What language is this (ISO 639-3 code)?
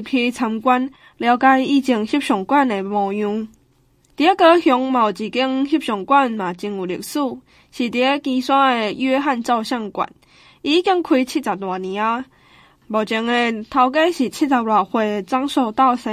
zho